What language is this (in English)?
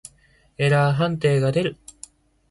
Japanese